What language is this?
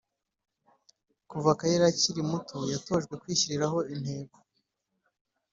Kinyarwanda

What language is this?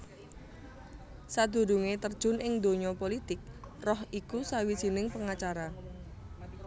Javanese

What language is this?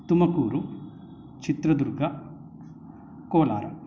Sanskrit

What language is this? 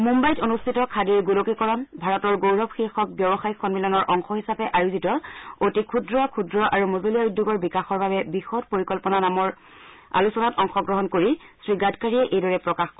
Assamese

